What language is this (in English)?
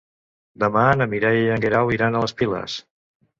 Catalan